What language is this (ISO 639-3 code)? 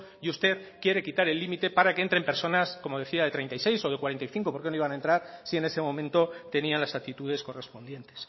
spa